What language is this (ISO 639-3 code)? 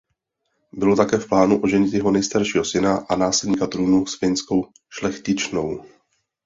ces